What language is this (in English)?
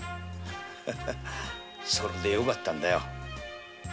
Japanese